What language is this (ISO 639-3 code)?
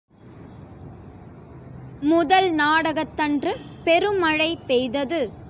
tam